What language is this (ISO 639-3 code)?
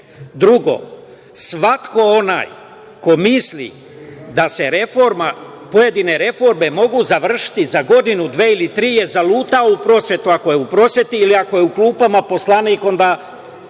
srp